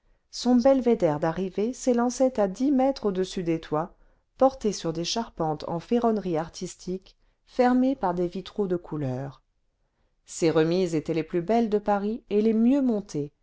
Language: French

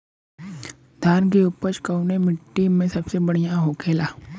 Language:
Bhojpuri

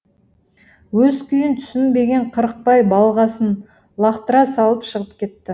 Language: Kazakh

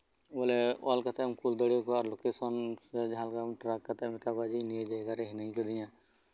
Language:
Santali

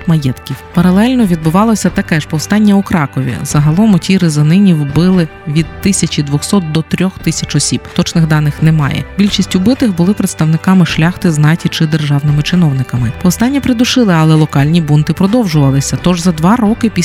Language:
Ukrainian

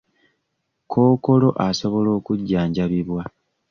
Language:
Ganda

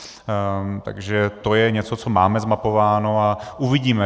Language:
Czech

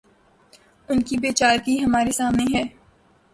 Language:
Urdu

